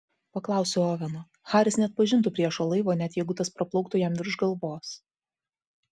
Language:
Lithuanian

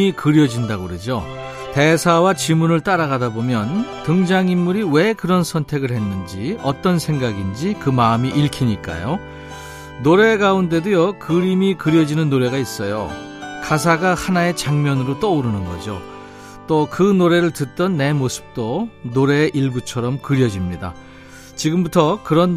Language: Korean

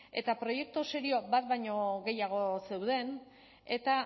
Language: Basque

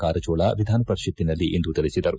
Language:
Kannada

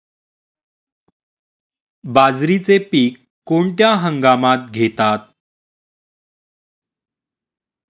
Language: Marathi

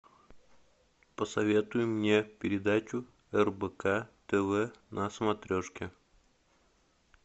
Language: Russian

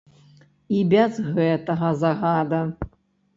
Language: Belarusian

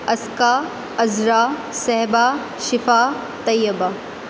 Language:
Urdu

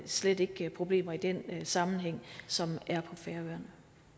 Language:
Danish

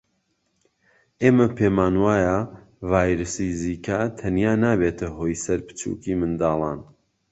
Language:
Central Kurdish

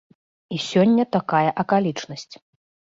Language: Belarusian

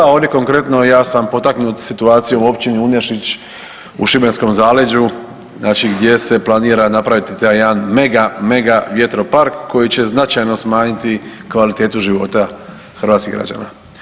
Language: Croatian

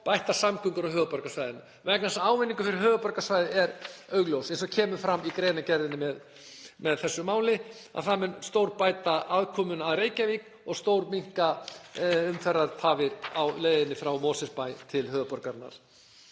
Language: Icelandic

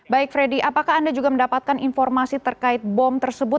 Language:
Indonesian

